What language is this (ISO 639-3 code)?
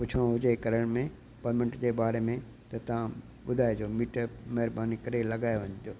snd